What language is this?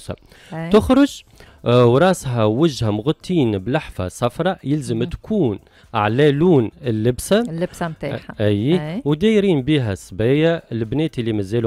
Arabic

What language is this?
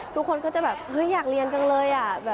Thai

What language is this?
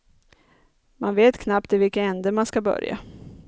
Swedish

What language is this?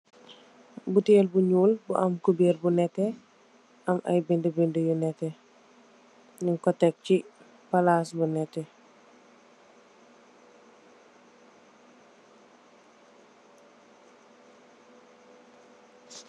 Wolof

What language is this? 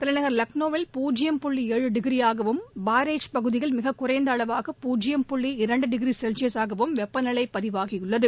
Tamil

